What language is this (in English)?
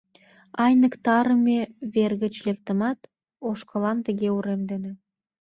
Mari